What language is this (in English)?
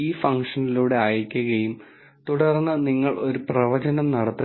Malayalam